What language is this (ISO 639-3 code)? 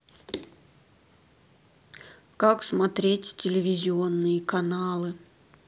rus